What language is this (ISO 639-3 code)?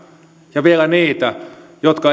fin